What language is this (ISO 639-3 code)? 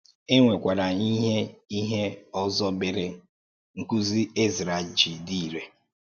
ibo